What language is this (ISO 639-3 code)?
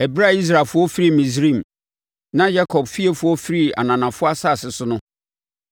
aka